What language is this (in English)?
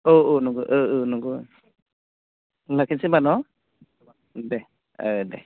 Bodo